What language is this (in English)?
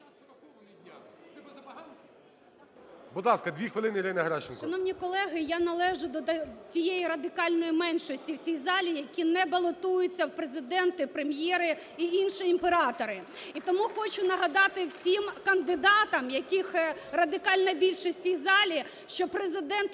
Ukrainian